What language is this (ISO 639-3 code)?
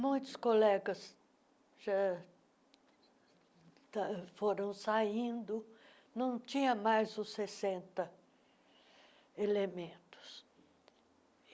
por